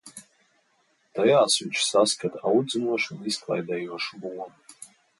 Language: Latvian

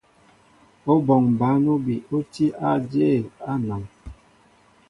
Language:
Mbo (Cameroon)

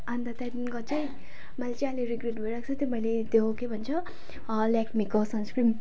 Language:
Nepali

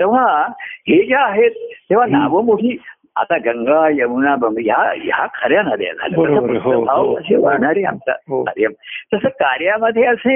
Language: Marathi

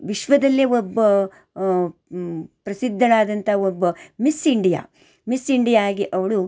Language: Kannada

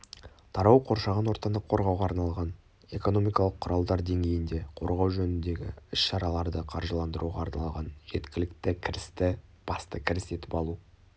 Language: Kazakh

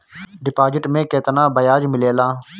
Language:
Bhojpuri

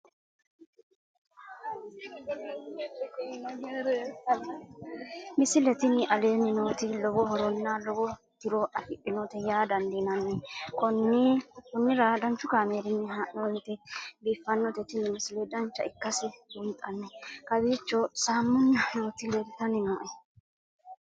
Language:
Sidamo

